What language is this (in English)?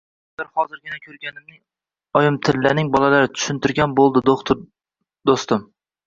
Uzbek